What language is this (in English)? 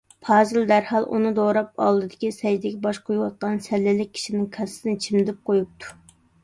Uyghur